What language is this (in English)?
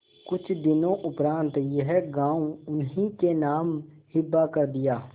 Hindi